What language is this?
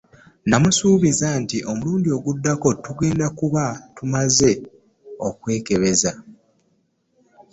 Ganda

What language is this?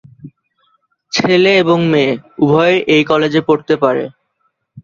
Bangla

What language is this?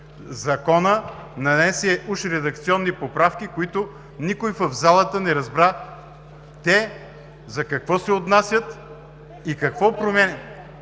Bulgarian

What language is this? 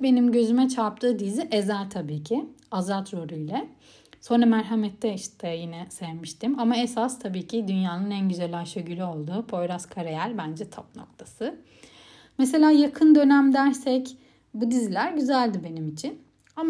Turkish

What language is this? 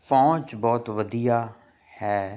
Punjabi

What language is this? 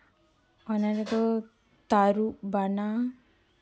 Santali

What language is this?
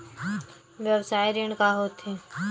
Chhattisgarhi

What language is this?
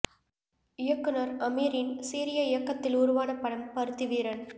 Tamil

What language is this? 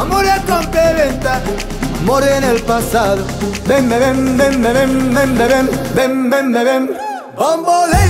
Arabic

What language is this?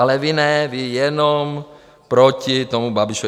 Czech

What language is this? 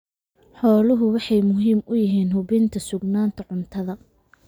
Somali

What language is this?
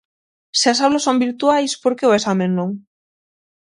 Galician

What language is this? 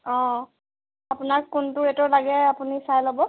Assamese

